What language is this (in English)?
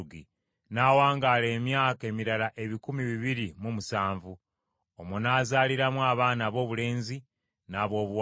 Ganda